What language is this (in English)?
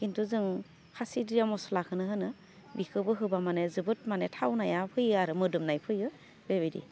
Bodo